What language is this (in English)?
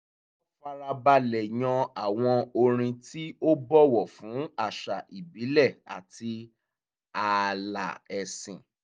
Yoruba